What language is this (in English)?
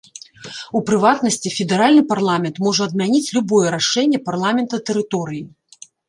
Belarusian